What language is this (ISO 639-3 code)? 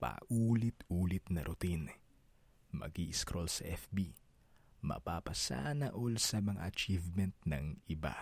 fil